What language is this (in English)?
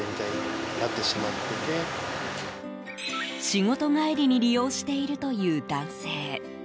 Japanese